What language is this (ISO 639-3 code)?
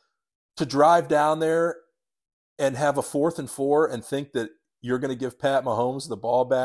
eng